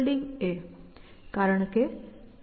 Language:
Gujarati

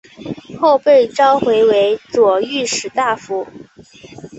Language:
Chinese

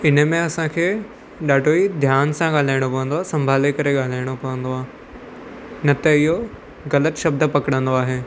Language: Sindhi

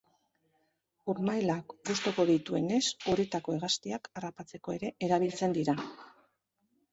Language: Basque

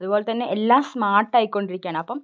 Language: Malayalam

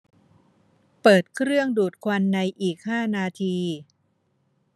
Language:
Thai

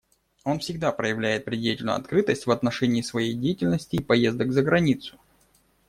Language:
Russian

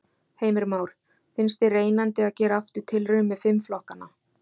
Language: Icelandic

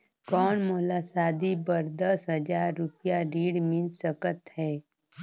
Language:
Chhattisgarhi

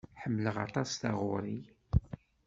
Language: Kabyle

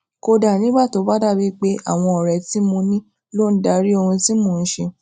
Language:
Yoruba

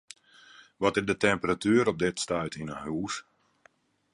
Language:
Western Frisian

